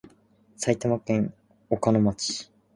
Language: Japanese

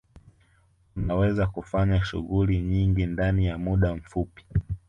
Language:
Swahili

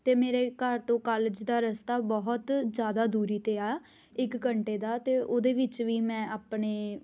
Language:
Punjabi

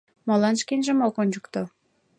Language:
Mari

